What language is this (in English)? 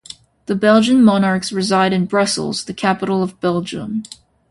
English